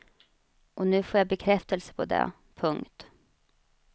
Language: Swedish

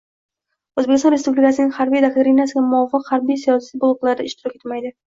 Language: Uzbek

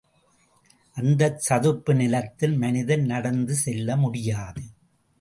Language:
Tamil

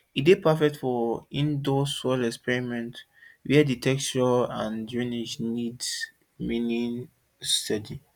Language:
Nigerian Pidgin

